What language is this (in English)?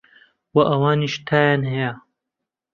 Central Kurdish